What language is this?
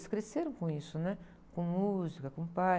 Portuguese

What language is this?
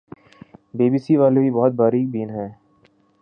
Urdu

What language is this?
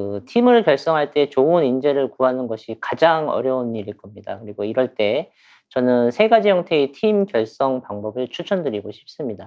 Korean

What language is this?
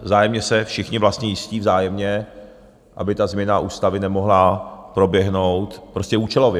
Czech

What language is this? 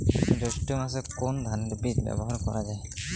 Bangla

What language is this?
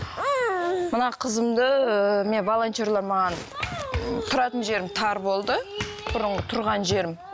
Kazakh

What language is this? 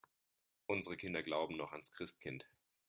German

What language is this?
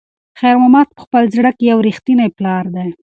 Pashto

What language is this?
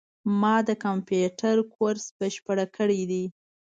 Pashto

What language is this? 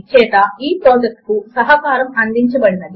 Telugu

